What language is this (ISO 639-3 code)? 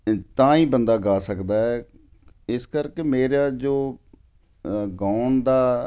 pan